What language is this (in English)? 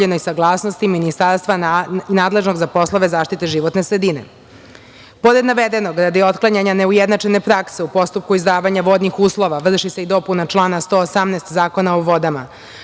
Serbian